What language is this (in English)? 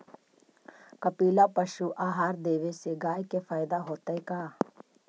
Magahi